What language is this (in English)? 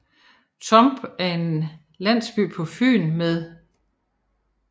Danish